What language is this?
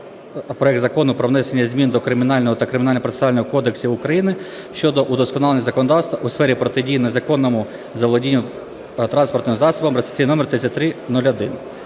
Ukrainian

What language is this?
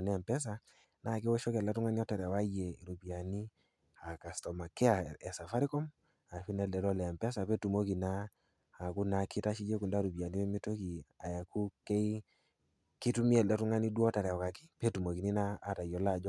Masai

